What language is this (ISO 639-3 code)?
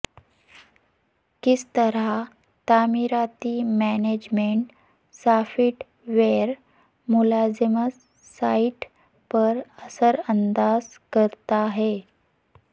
urd